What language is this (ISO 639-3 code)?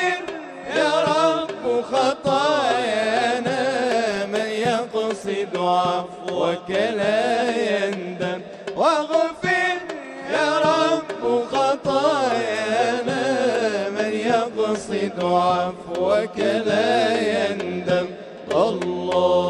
ara